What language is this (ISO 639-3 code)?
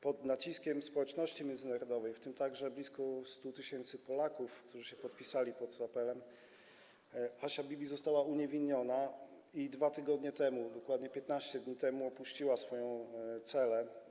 pol